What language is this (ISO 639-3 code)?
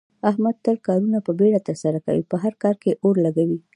pus